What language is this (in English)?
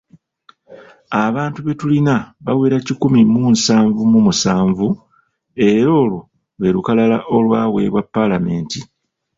Ganda